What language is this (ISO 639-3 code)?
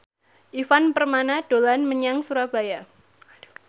jav